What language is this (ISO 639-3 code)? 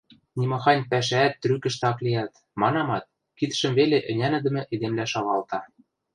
mrj